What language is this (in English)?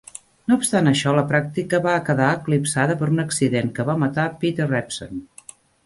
Catalan